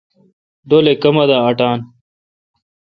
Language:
Kalkoti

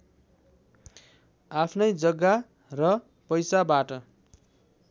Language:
Nepali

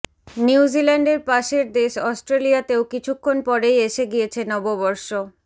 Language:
Bangla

